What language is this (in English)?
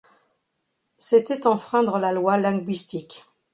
French